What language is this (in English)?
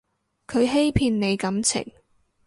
Cantonese